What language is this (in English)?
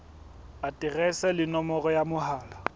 Southern Sotho